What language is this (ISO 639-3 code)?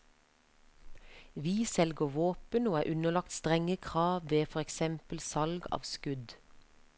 nor